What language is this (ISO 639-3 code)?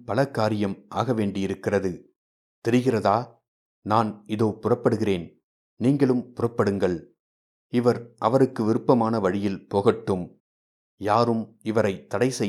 tam